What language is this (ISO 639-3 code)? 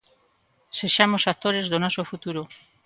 glg